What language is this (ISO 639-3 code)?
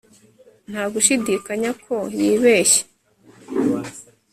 kin